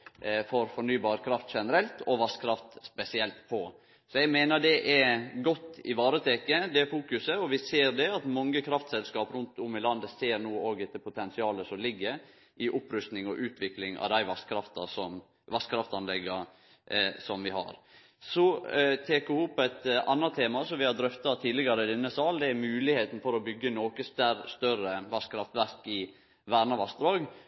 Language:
Norwegian Nynorsk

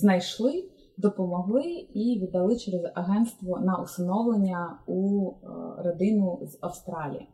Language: Ukrainian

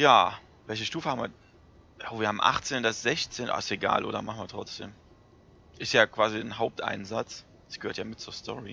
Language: German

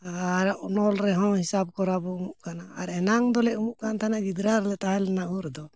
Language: Santali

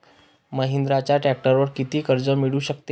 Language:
Marathi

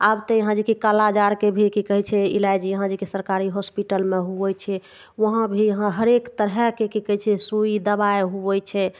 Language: Maithili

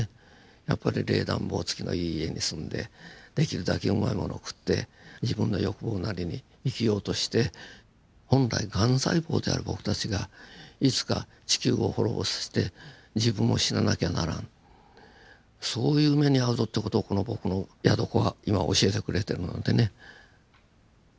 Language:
Japanese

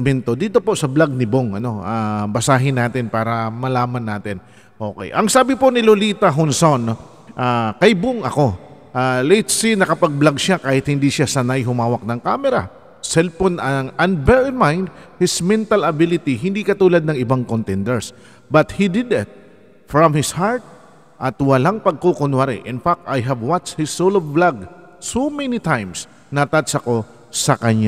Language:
Filipino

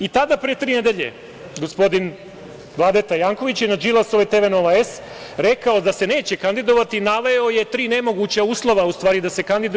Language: Serbian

